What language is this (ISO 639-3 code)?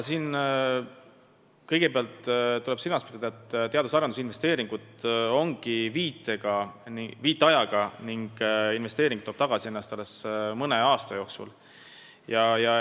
est